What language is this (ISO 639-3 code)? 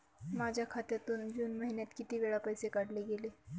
mar